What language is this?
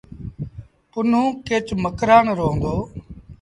Sindhi Bhil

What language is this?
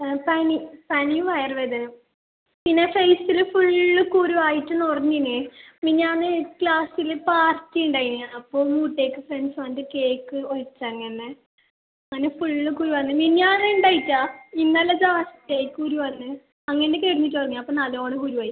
Malayalam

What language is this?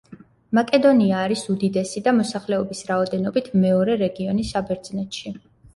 Georgian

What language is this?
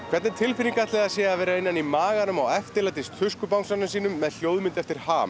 Icelandic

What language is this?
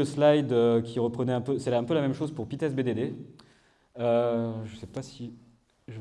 French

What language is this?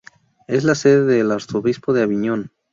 Spanish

